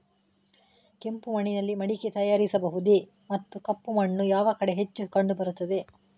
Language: Kannada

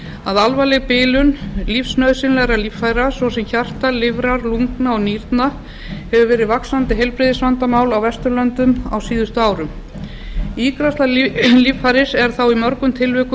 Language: Icelandic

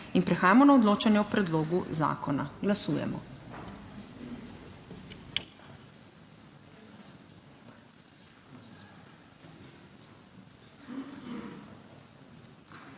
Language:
Slovenian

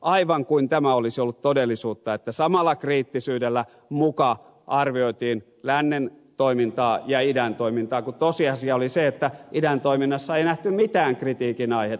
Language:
Finnish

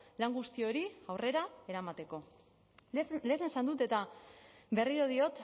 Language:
Basque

